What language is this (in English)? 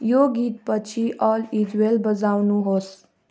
Nepali